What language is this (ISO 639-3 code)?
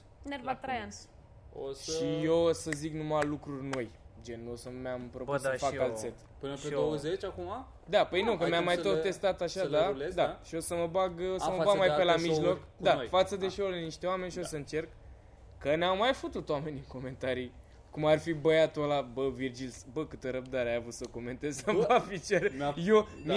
ron